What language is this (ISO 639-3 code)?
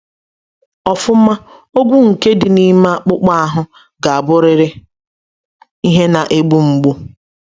ibo